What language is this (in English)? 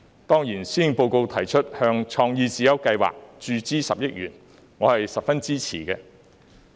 Cantonese